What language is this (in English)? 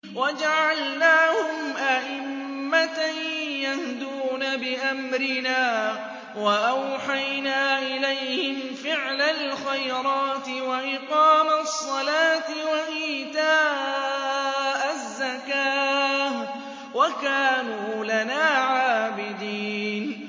Arabic